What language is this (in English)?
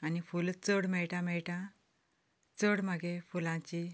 Konkani